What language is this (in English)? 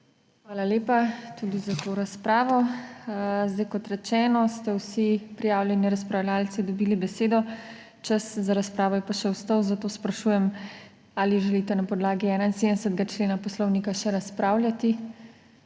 Slovenian